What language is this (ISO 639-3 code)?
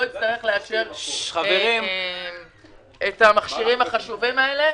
heb